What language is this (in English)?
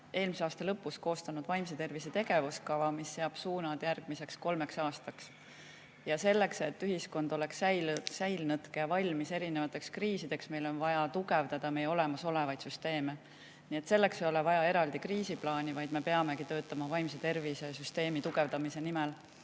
Estonian